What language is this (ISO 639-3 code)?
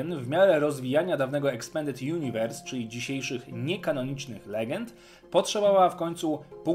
pol